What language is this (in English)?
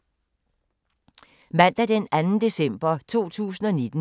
Danish